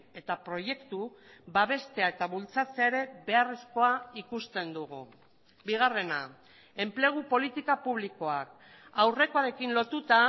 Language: Basque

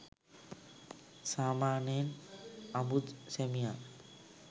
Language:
Sinhala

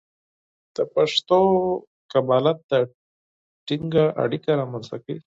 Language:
Pashto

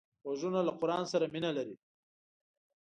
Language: Pashto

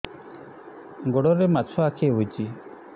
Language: Odia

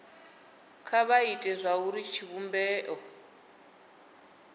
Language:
Venda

